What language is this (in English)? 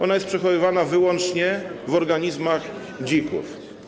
Polish